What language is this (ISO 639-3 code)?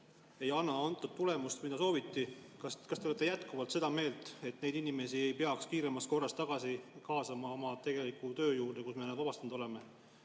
est